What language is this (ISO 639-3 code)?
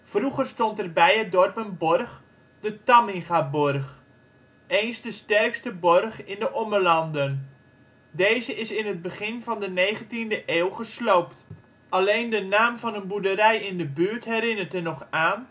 nld